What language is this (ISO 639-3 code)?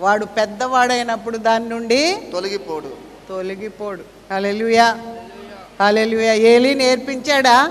tel